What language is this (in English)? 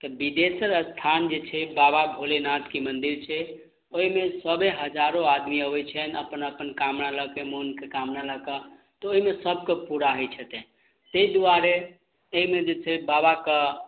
Maithili